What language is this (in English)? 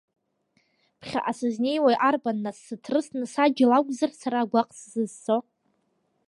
Abkhazian